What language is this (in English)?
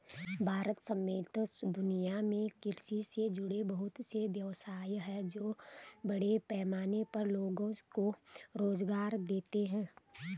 Hindi